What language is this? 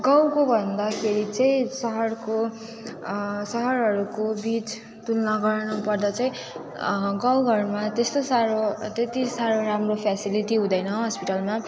Nepali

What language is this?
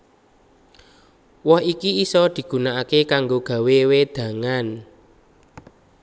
Javanese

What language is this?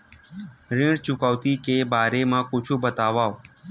Chhattisgarhi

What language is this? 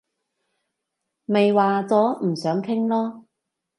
Cantonese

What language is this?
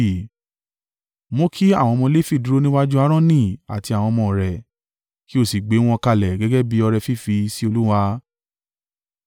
Yoruba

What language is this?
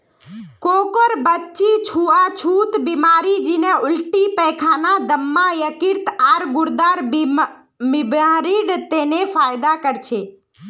Magahi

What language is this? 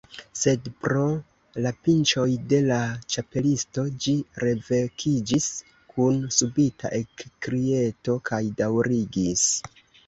Esperanto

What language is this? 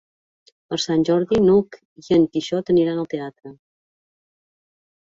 Catalan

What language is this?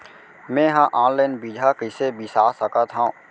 Chhattisgarhi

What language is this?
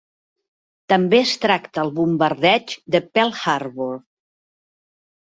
Catalan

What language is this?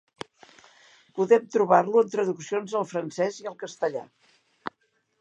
Catalan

